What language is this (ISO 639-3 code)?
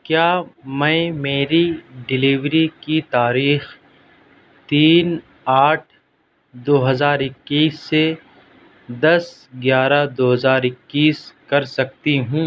urd